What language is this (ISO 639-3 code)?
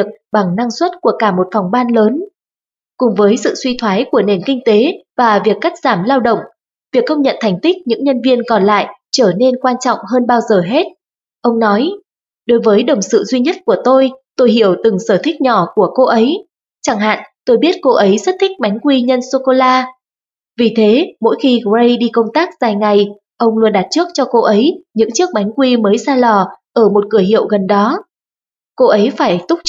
vie